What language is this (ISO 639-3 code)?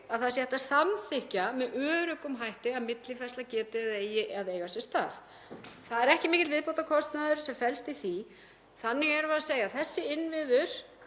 isl